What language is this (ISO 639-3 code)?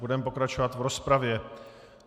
ces